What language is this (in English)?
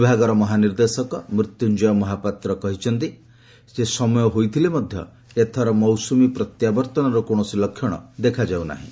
Odia